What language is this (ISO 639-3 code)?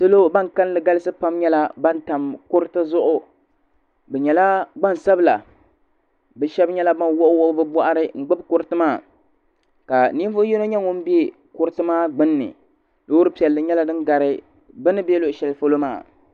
dag